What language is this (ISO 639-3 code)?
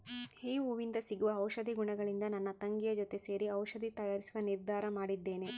kan